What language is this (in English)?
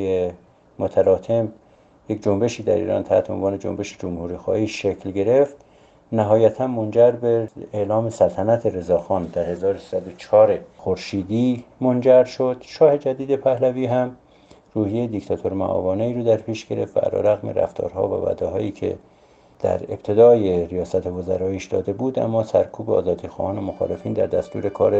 Persian